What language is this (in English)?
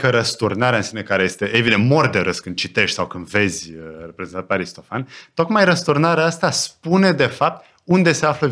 Romanian